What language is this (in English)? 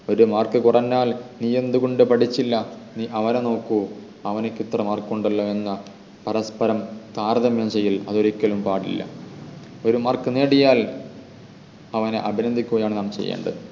Malayalam